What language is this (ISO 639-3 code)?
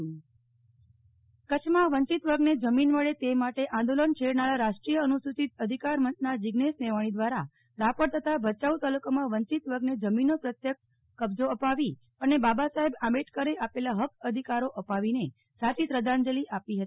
guj